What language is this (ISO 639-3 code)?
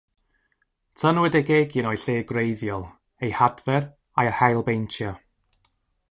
cym